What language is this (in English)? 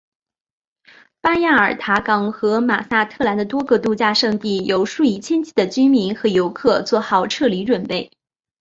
Chinese